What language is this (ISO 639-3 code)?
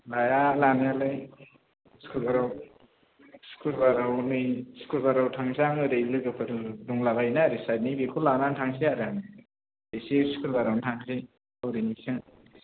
brx